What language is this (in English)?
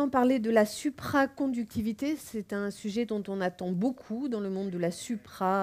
French